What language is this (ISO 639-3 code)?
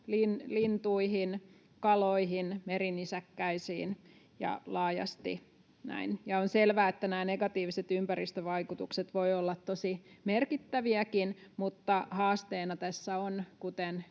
fin